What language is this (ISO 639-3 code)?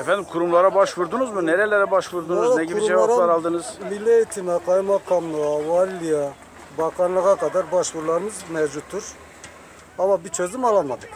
tur